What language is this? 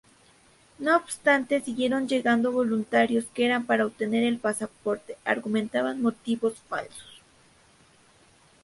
Spanish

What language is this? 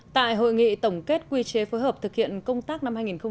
Vietnamese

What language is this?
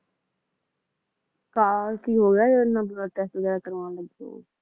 Punjabi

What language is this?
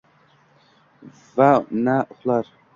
Uzbek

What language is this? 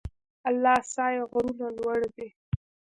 Pashto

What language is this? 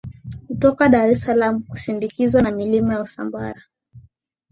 Swahili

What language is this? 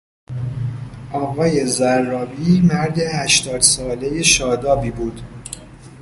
Persian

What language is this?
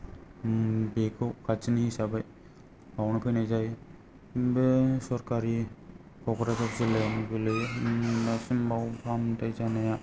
Bodo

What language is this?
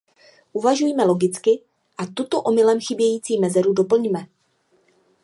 Czech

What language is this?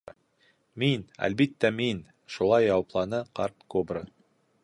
Bashkir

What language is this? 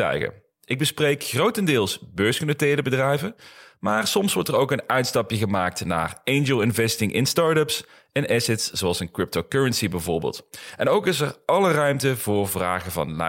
Dutch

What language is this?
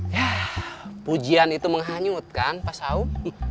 Indonesian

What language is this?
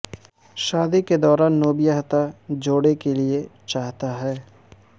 Urdu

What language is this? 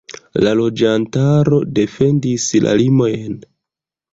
Esperanto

